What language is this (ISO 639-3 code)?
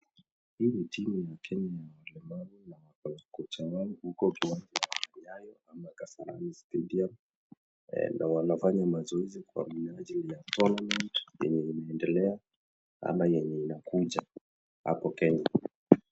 swa